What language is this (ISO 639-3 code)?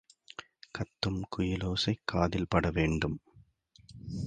tam